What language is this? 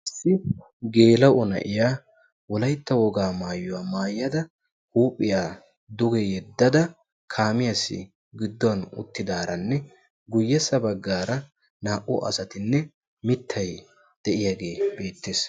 Wolaytta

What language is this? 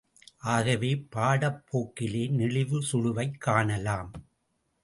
Tamil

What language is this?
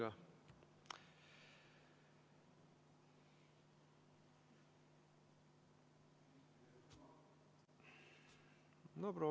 Estonian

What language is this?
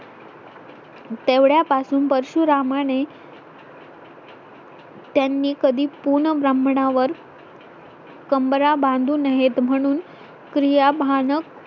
Marathi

